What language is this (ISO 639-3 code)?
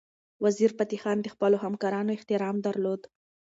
pus